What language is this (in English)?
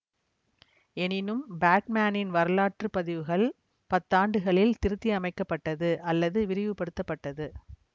Tamil